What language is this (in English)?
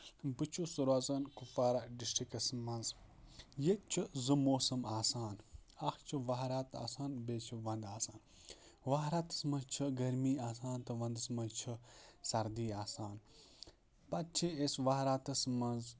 Kashmiri